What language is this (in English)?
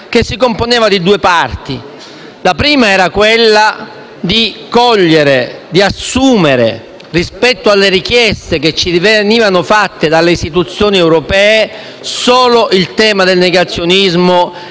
Italian